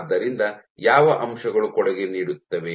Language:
Kannada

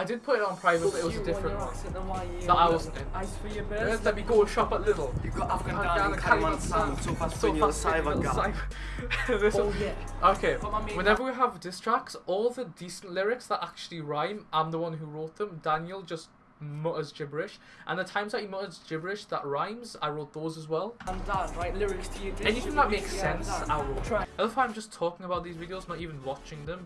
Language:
English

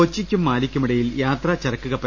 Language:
Malayalam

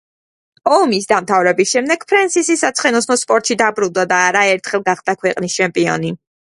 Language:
Georgian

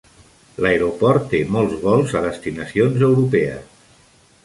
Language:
Catalan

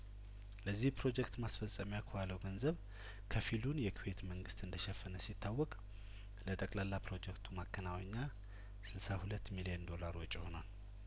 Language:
Amharic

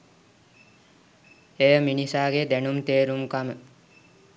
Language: Sinhala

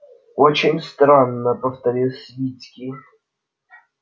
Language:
Russian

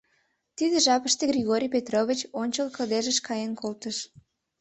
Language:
Mari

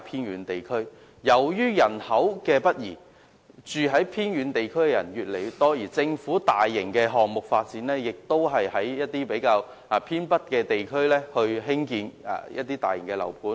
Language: Cantonese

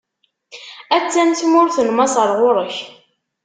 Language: Kabyle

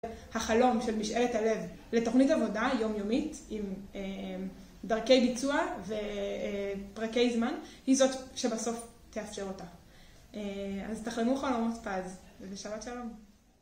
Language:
Hebrew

